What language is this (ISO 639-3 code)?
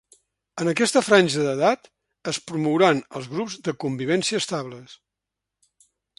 cat